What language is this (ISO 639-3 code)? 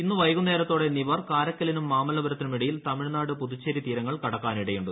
mal